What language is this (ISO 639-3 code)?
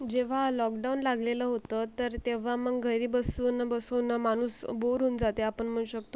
mar